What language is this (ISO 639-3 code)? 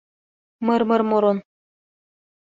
bak